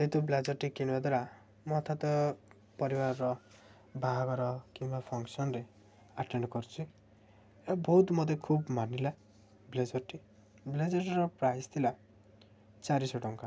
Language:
Odia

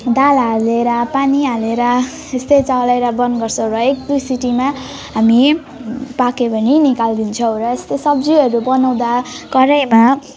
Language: Nepali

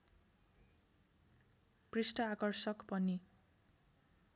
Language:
Nepali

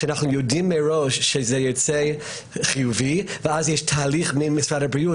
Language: Hebrew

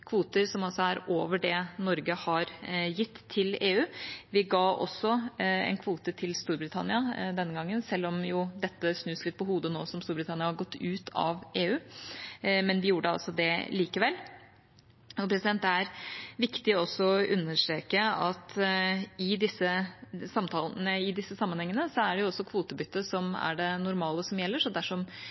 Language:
Norwegian Bokmål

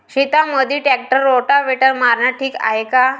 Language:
Marathi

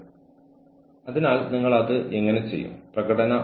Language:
Malayalam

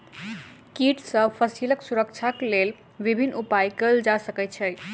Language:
Maithili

